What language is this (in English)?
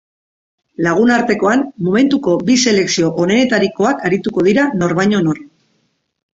Basque